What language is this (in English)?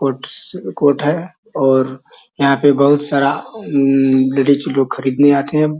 Magahi